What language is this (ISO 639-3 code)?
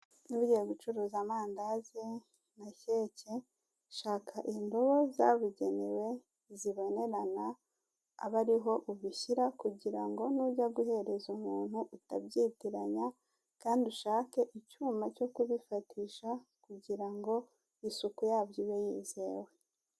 kin